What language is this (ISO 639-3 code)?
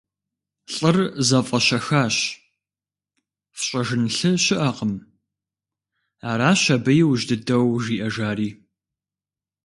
kbd